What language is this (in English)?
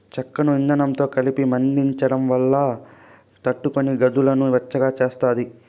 Telugu